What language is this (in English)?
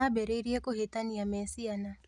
Kikuyu